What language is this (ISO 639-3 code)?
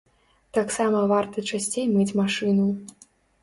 bel